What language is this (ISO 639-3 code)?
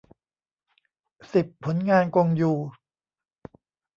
tha